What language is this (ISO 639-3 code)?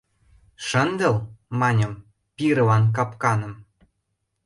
chm